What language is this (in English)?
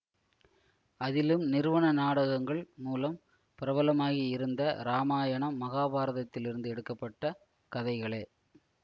Tamil